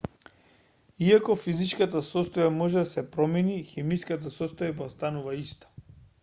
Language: Macedonian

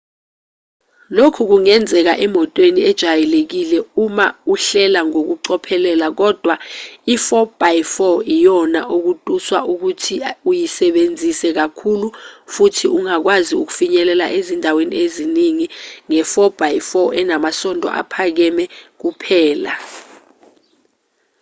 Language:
Zulu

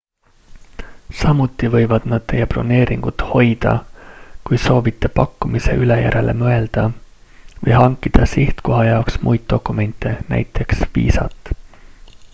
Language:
Estonian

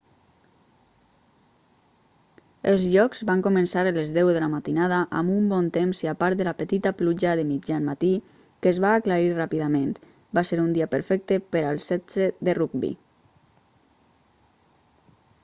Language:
Catalan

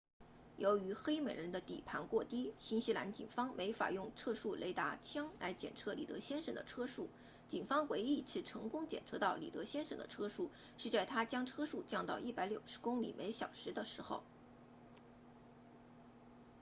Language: Chinese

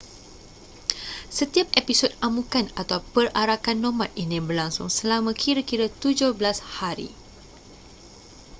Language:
Malay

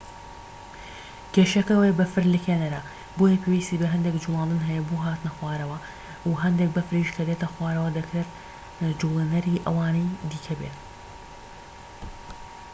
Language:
Central Kurdish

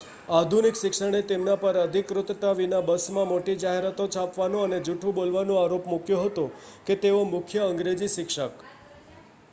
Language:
Gujarati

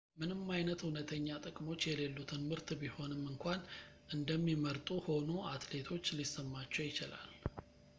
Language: Amharic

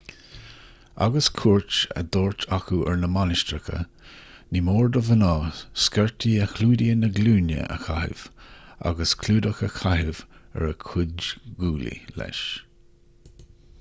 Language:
Irish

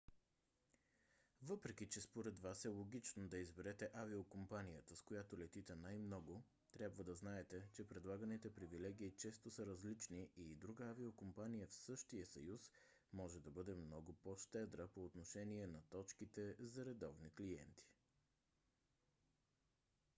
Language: Bulgarian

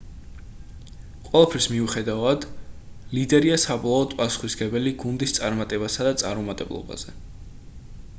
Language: Georgian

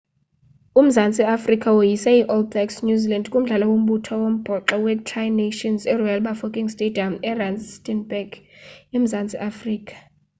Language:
Xhosa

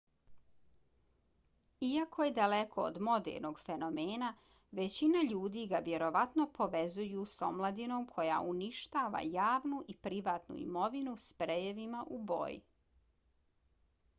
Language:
Bosnian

